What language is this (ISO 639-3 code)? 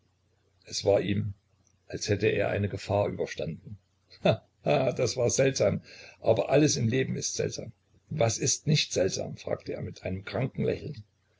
deu